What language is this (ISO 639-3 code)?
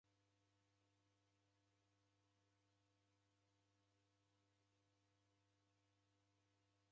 dav